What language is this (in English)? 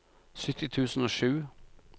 Norwegian